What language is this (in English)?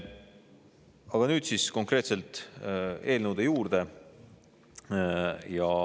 Estonian